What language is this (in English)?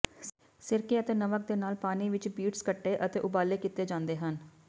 Punjabi